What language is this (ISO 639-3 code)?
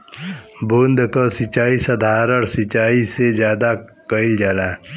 bho